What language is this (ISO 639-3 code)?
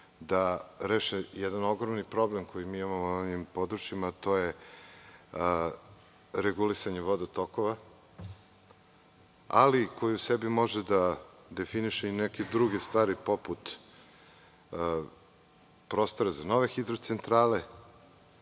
srp